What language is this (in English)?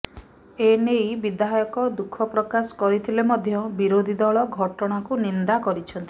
Odia